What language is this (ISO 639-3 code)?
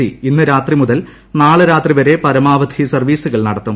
mal